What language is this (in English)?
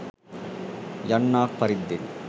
Sinhala